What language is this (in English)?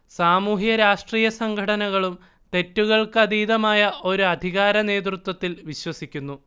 Malayalam